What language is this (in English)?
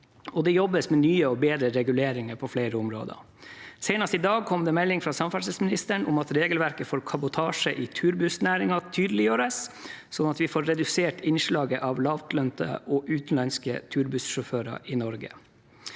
Norwegian